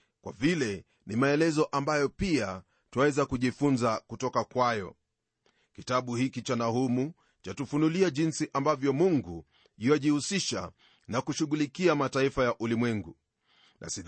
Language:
Swahili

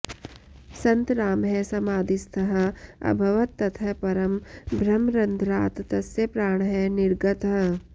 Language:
Sanskrit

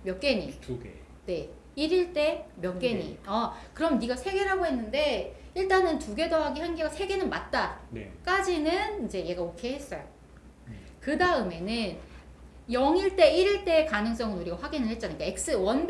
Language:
Korean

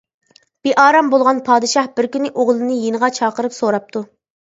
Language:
Uyghur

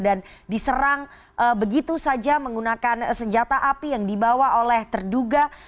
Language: Indonesian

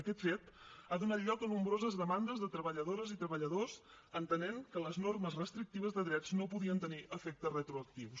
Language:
Catalan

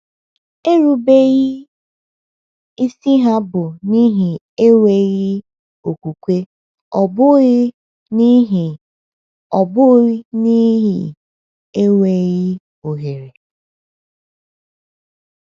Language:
Igbo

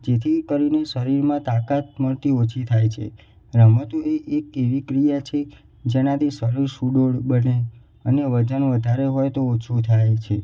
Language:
Gujarati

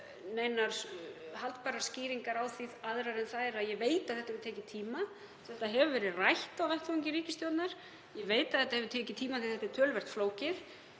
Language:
Icelandic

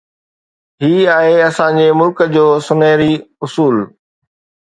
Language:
Sindhi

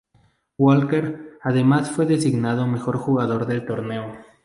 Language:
Spanish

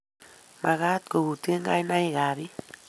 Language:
Kalenjin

